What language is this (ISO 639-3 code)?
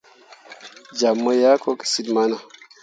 mua